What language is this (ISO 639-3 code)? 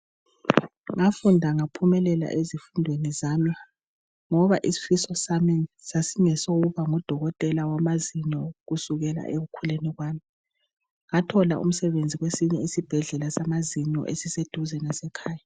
nde